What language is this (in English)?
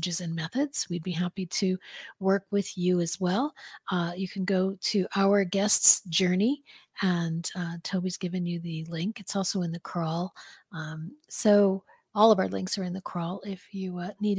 English